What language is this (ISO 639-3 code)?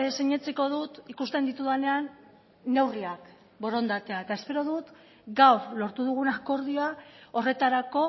eus